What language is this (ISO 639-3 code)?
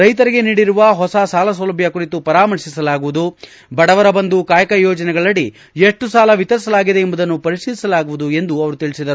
kan